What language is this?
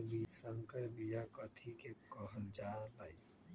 Magahi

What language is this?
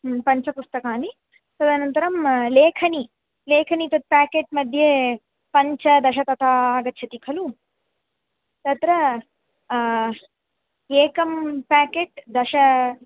Sanskrit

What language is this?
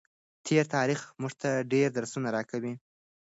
Pashto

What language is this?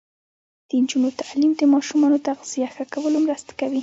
Pashto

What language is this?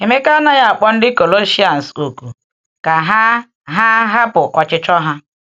Igbo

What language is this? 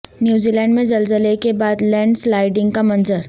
Urdu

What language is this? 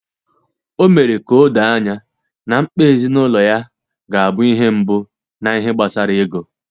Igbo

